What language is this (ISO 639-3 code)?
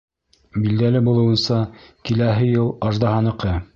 bak